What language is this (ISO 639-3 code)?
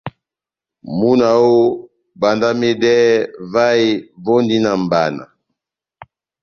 bnm